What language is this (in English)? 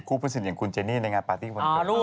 Thai